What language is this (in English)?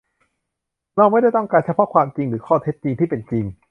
Thai